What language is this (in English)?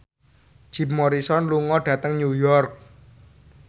Javanese